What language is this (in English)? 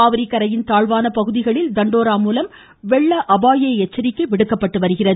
Tamil